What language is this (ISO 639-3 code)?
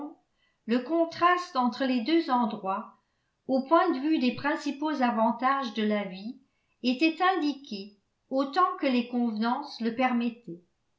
fra